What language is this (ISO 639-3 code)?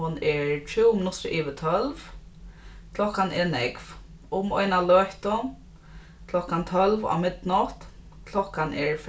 fao